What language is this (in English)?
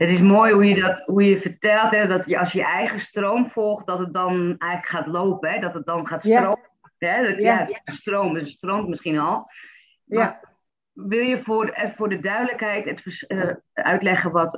Dutch